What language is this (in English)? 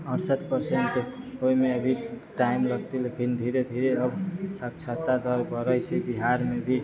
Maithili